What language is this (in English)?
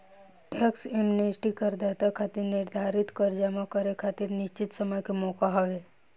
Bhojpuri